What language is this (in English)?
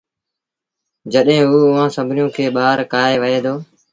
Sindhi Bhil